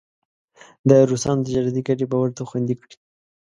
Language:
Pashto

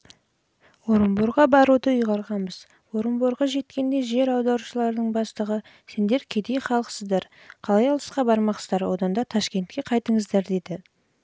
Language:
Kazakh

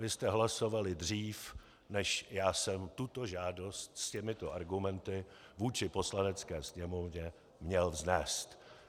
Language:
Czech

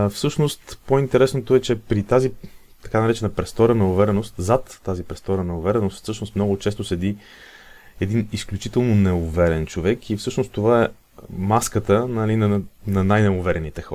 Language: Bulgarian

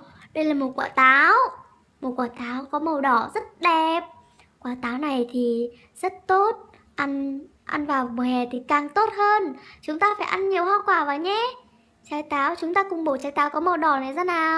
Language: Vietnamese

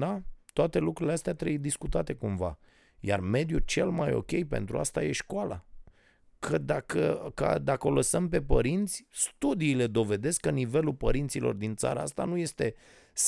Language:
Romanian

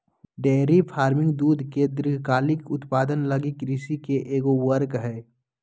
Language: Magahi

